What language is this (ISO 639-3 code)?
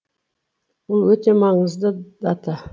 kaz